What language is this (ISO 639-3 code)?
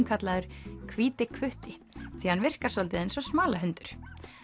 isl